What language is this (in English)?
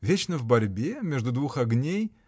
Russian